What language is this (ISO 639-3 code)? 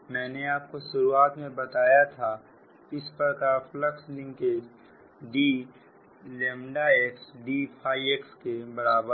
hin